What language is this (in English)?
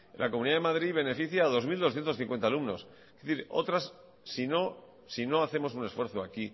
Spanish